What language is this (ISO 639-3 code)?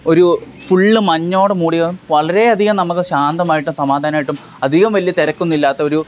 mal